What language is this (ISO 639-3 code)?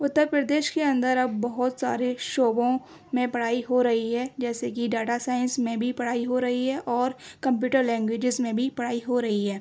urd